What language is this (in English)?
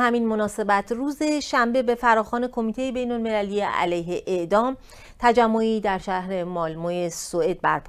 Persian